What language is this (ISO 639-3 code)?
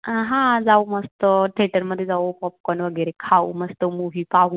mar